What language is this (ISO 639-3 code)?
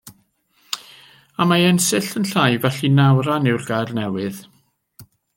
cym